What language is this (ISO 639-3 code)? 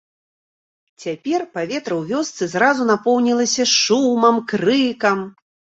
bel